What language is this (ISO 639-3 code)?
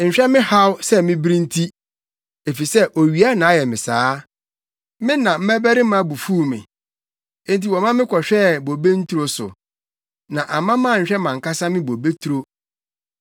aka